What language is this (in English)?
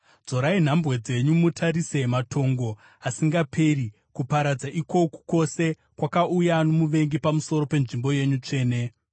Shona